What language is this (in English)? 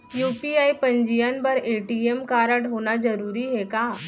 Chhattisgarhi